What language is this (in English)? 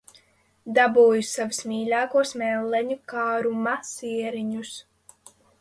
Latvian